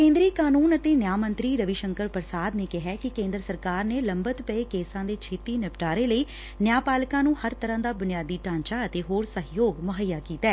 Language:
Punjabi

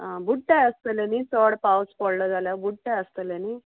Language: Konkani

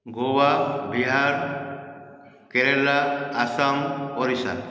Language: Sindhi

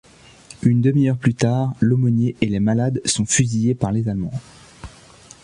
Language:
French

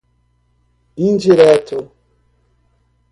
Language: Portuguese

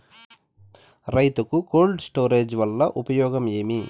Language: Telugu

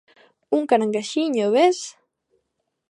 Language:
Galician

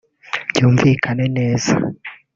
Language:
Kinyarwanda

